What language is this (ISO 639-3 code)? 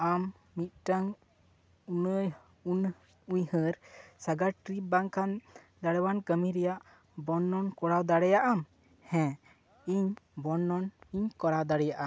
sat